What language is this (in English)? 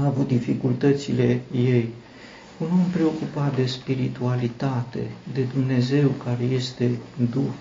Romanian